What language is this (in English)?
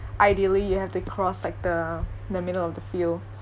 English